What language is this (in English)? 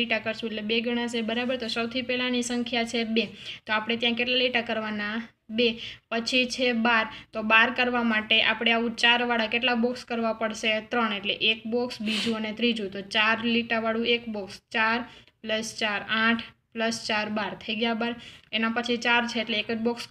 Romanian